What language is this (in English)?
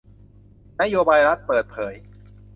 Thai